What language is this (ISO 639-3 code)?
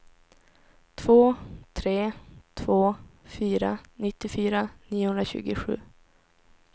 swe